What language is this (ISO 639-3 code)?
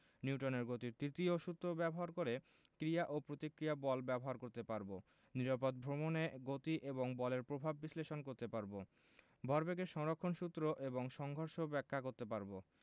ben